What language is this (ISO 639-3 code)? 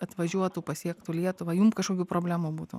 lit